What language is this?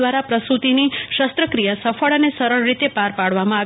Gujarati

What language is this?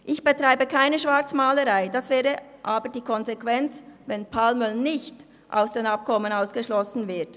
Swiss German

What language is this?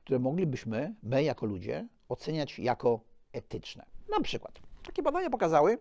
Polish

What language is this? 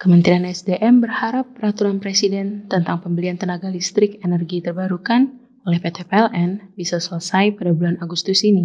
Indonesian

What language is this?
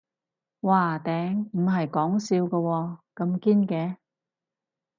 Cantonese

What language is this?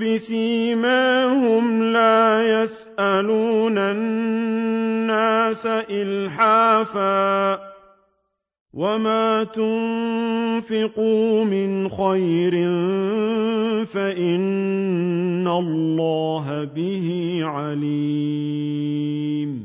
Arabic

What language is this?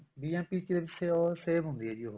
Punjabi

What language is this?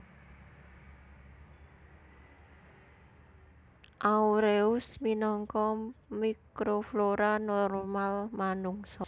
Javanese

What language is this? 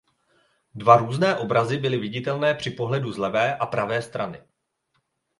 Czech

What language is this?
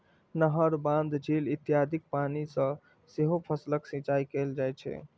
Maithili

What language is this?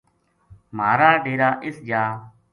Gujari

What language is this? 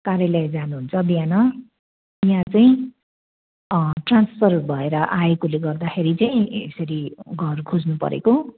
Nepali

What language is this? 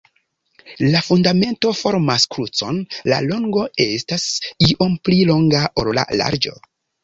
Esperanto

